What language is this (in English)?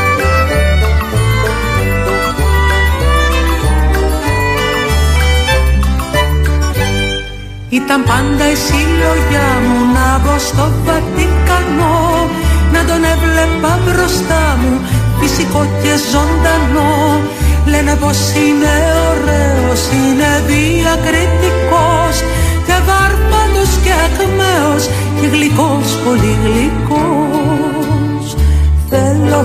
Greek